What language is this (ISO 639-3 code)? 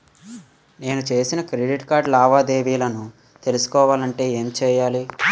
tel